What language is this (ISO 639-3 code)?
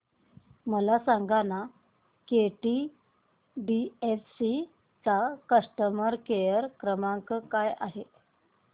mar